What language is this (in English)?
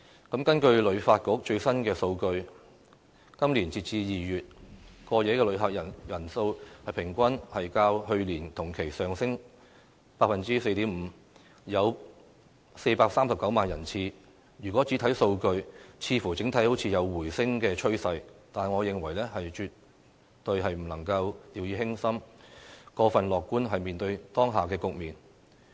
Cantonese